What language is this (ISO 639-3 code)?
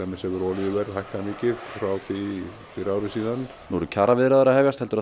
isl